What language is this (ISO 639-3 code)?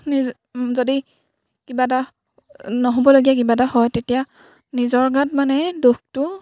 asm